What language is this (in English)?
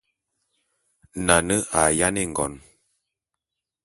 Bulu